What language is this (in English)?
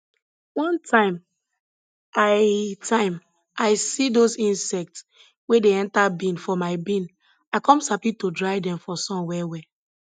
Nigerian Pidgin